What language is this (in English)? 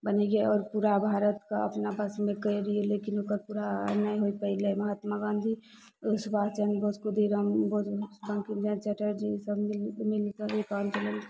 Maithili